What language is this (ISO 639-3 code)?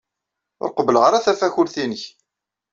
kab